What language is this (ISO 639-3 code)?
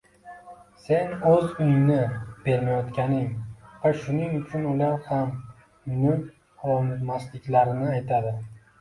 uzb